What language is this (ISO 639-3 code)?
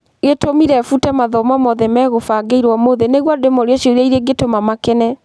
kik